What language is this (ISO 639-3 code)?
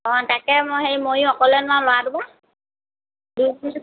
asm